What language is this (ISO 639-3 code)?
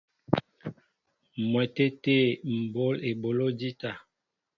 mbo